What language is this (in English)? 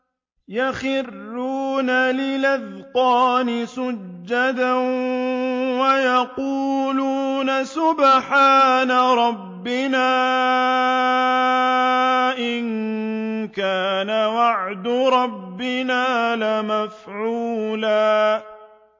Arabic